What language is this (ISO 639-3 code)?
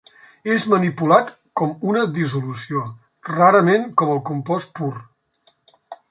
cat